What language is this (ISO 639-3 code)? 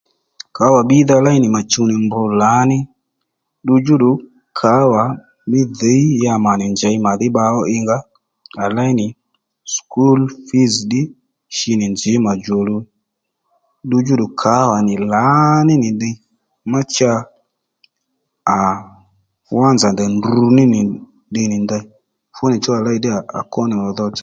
led